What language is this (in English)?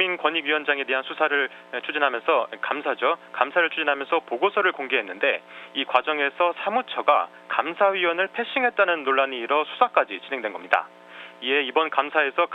Korean